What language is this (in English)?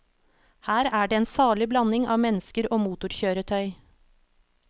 Norwegian